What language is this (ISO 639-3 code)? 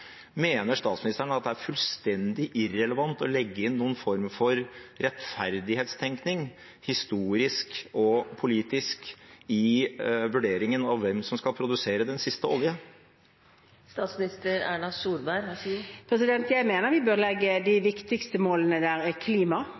nob